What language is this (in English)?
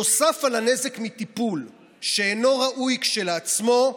Hebrew